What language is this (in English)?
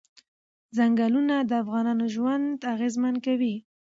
Pashto